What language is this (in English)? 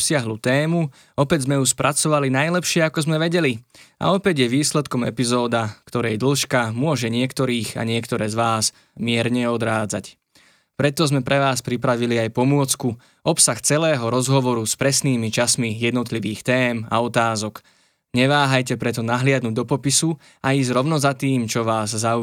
Slovak